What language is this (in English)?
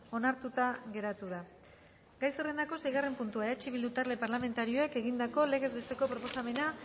Basque